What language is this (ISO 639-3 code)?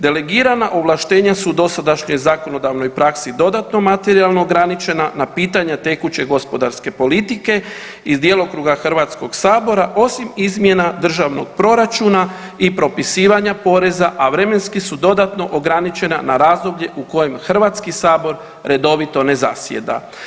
hrv